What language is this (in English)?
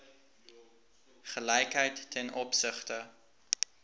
Afrikaans